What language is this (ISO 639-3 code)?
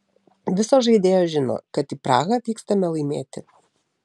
lit